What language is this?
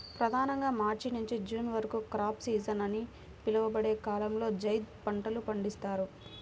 Telugu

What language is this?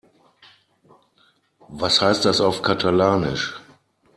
German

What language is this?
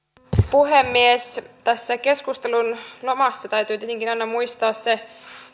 Finnish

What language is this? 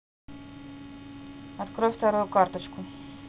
Russian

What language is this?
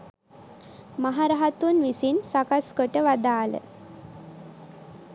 Sinhala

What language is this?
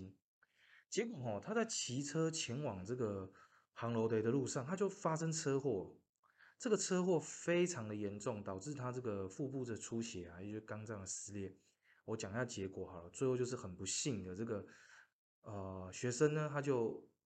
Chinese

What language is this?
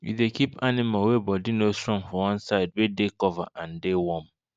Nigerian Pidgin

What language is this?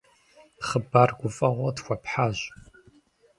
Kabardian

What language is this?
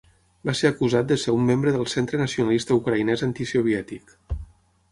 Catalan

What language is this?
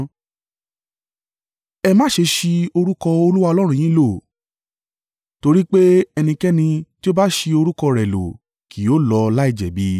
Yoruba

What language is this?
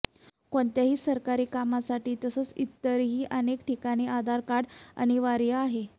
Marathi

